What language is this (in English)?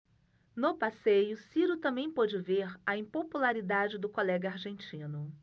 Portuguese